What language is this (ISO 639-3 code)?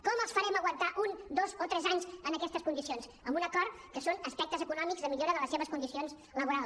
cat